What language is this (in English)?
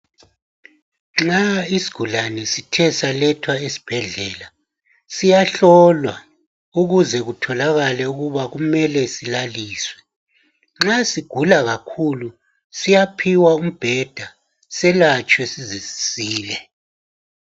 North Ndebele